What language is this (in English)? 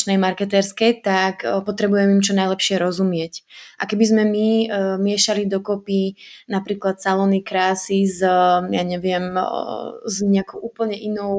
Slovak